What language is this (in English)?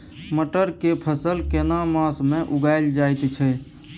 Maithili